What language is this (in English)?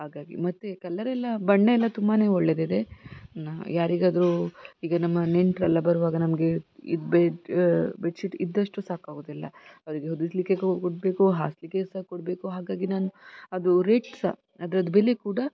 Kannada